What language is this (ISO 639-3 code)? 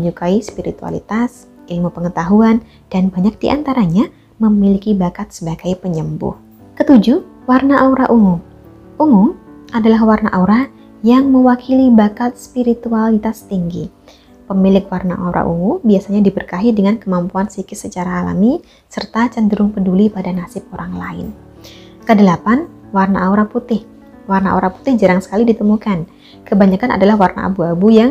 ind